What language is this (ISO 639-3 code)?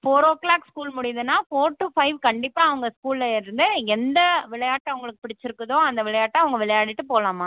tam